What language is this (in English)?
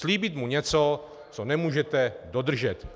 Czech